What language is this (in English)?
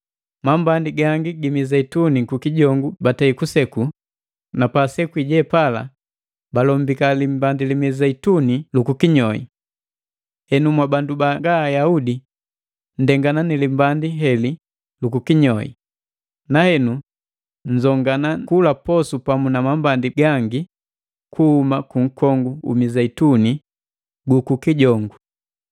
Matengo